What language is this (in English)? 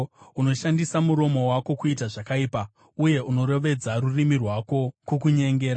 Shona